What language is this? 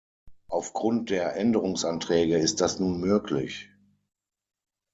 German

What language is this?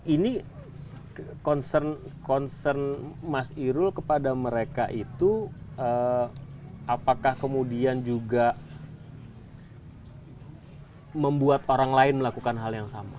Indonesian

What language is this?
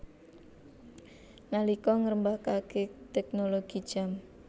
Javanese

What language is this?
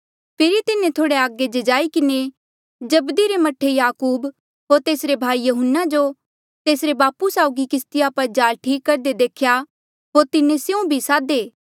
Mandeali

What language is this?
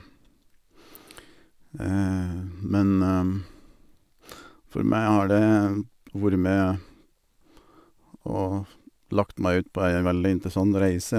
Norwegian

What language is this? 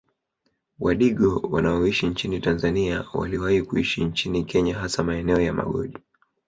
Swahili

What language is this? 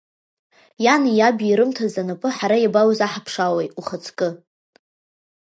Abkhazian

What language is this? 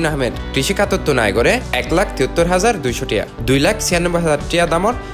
Romanian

